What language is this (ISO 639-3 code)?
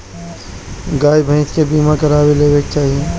bho